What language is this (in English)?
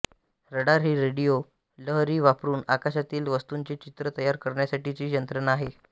Marathi